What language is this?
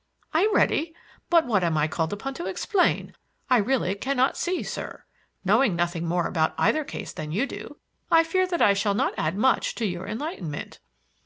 English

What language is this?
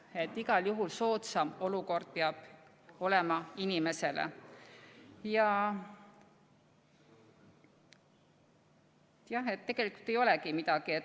Estonian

